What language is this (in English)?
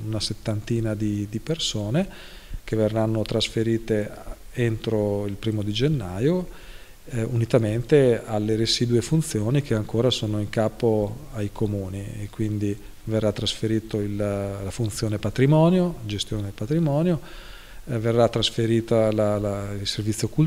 Italian